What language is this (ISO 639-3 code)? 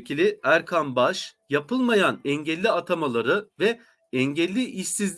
tur